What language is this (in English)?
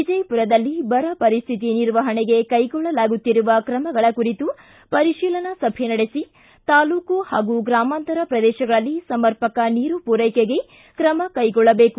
Kannada